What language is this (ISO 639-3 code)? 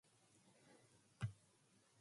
eng